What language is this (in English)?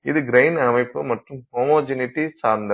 Tamil